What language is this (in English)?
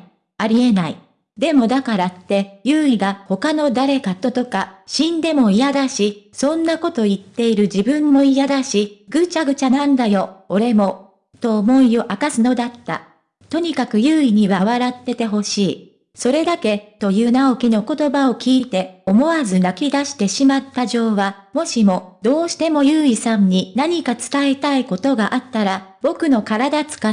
Japanese